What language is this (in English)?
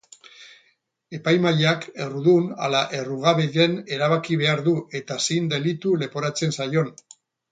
Basque